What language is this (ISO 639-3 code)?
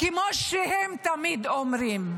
heb